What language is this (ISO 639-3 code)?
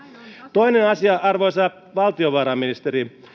fin